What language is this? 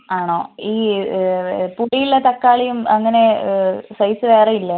Malayalam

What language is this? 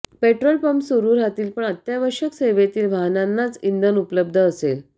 Marathi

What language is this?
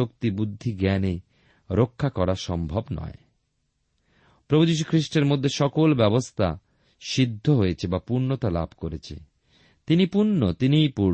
Bangla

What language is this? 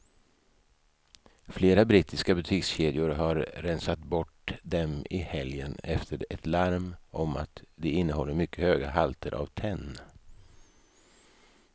Swedish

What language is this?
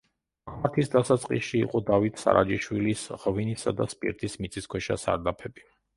Georgian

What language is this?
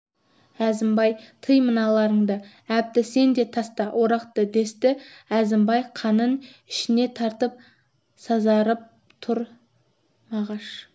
Kazakh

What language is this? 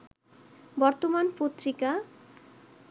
Bangla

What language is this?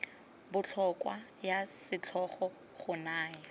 Tswana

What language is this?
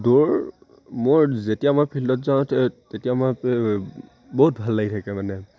Assamese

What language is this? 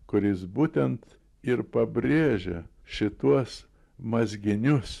Lithuanian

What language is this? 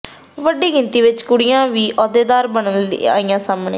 Punjabi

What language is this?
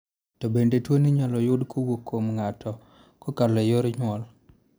Luo (Kenya and Tanzania)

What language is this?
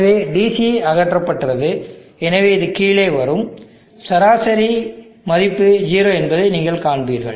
Tamil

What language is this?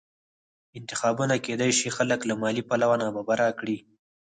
Pashto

